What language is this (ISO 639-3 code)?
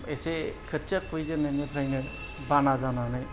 brx